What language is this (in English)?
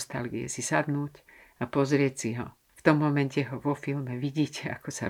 Slovak